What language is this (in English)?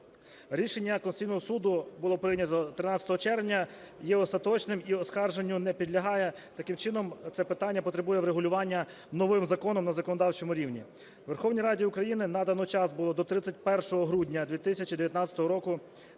Ukrainian